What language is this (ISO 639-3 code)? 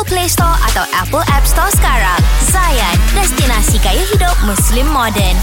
msa